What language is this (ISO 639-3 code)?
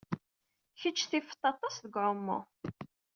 kab